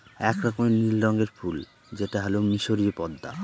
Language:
Bangla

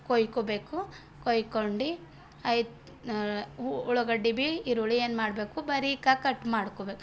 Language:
Kannada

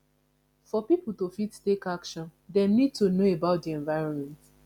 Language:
Nigerian Pidgin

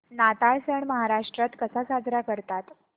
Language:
Marathi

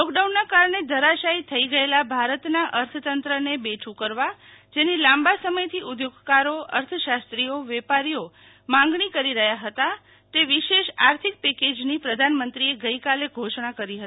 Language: Gujarati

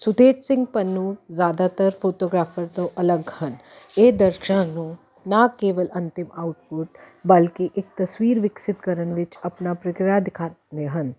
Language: Punjabi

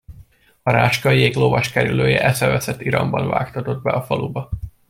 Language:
Hungarian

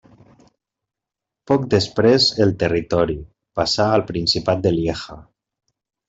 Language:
Catalan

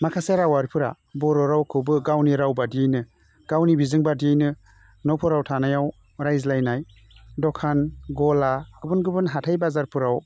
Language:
Bodo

